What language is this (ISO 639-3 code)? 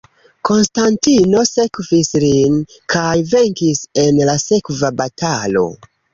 epo